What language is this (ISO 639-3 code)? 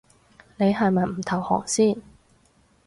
yue